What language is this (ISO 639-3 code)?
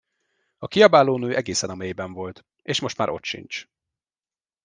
hun